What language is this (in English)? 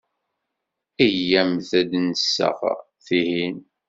Kabyle